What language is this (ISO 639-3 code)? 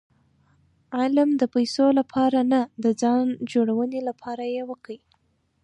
pus